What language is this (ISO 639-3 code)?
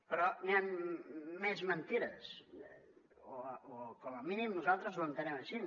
cat